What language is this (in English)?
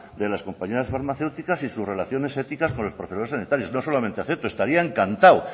Spanish